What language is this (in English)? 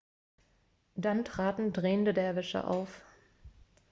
German